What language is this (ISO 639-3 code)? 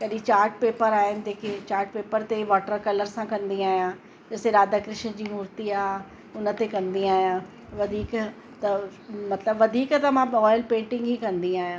snd